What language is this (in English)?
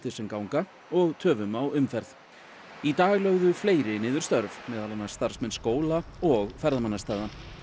Icelandic